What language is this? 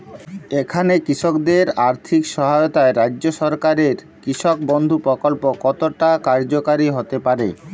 Bangla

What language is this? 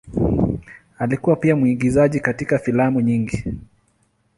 Swahili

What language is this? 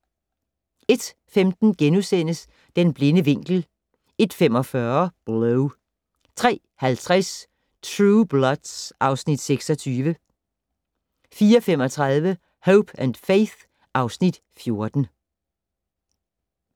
Danish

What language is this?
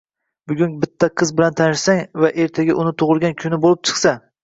Uzbek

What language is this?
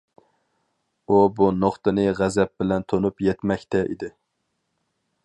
Uyghur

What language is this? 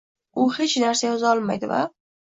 Uzbek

